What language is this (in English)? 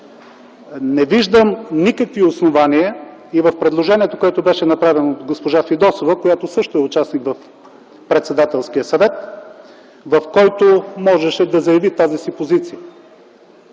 Bulgarian